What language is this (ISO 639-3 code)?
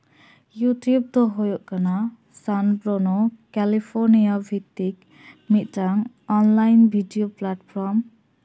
sat